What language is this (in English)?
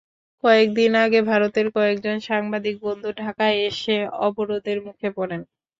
Bangla